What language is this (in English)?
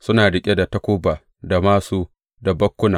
Hausa